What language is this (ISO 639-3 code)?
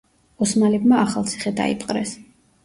kat